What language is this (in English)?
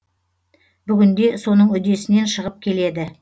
Kazakh